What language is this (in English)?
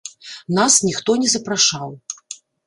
Belarusian